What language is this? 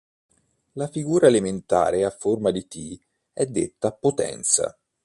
Italian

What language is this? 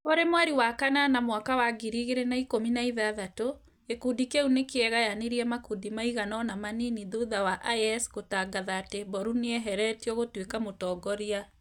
Kikuyu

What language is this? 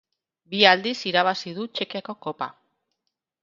Basque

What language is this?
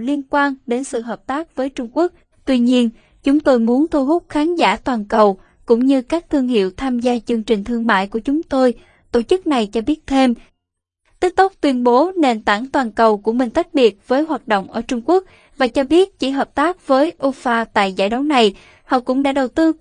Vietnamese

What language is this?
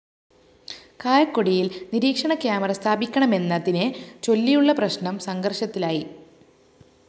Malayalam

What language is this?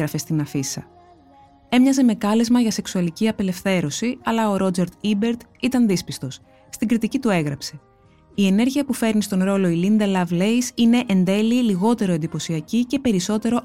Greek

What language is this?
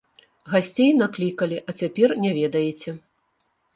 Belarusian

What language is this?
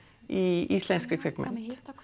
Icelandic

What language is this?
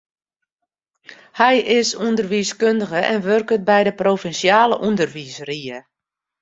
Western Frisian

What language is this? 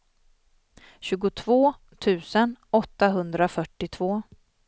Swedish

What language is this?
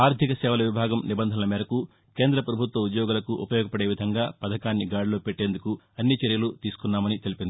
Telugu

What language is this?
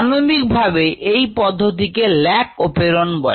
Bangla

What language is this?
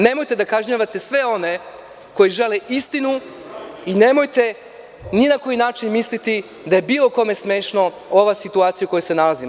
Serbian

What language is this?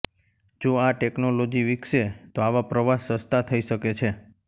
Gujarati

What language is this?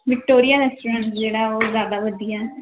Punjabi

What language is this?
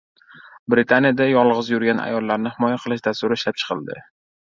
Uzbek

